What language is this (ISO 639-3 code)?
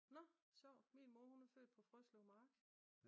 dan